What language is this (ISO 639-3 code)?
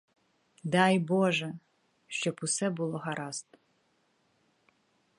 ukr